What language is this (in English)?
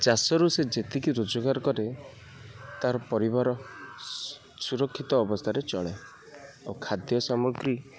Odia